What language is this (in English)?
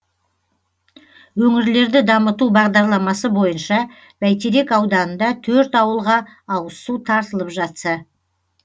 Kazakh